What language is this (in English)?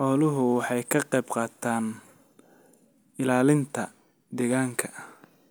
Somali